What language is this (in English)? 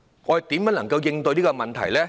Cantonese